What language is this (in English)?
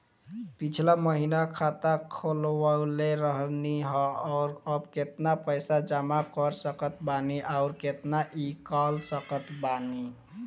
Bhojpuri